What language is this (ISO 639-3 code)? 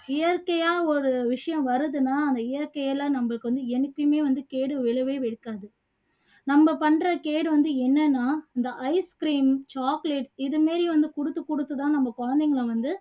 tam